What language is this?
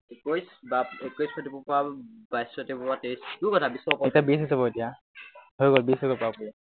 Assamese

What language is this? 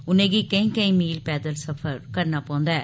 Dogri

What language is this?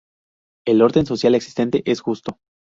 Spanish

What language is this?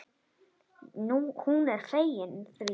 Icelandic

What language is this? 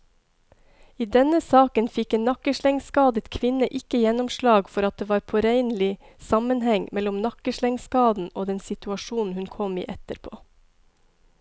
Norwegian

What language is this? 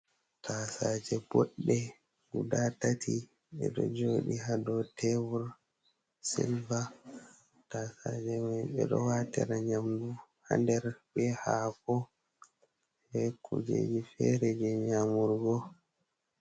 Fula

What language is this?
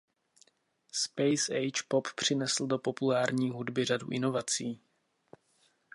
Czech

